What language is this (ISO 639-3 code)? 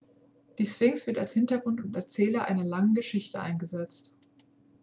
deu